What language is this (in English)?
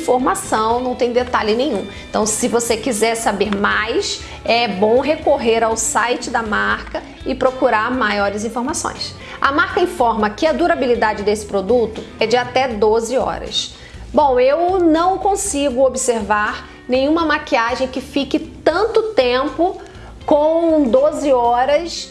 Portuguese